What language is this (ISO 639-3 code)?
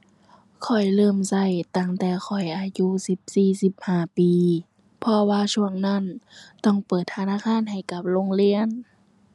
tha